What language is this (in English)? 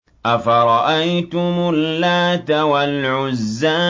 Arabic